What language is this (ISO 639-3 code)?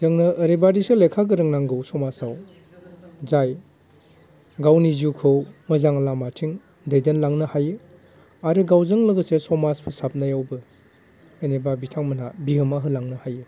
brx